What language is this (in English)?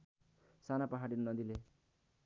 Nepali